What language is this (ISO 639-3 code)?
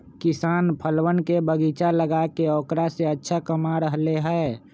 mag